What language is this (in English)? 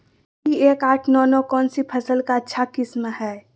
Magahi